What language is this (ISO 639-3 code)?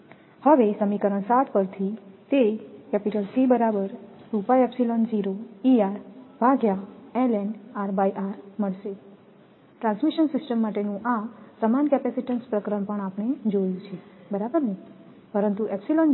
guj